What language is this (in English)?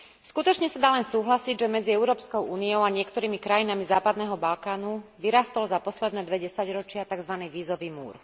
Slovak